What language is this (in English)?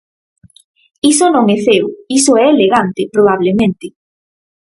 Galician